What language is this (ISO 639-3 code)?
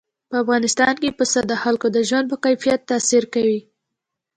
pus